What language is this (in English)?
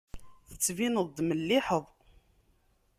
Kabyle